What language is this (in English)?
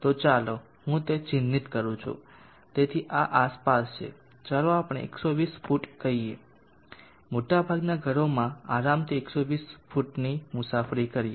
Gujarati